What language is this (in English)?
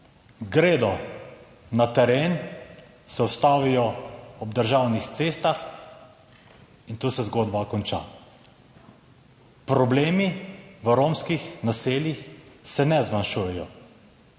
Slovenian